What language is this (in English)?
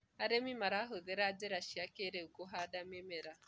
Kikuyu